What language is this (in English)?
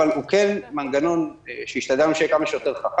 Hebrew